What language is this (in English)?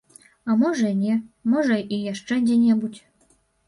Belarusian